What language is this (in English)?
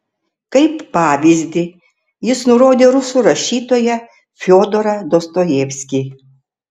Lithuanian